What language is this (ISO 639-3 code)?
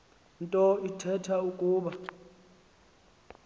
xho